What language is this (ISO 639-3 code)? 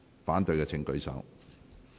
yue